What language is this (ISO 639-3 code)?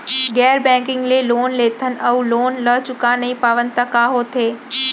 hne